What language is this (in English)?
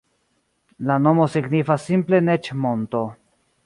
Esperanto